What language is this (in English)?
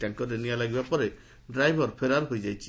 Odia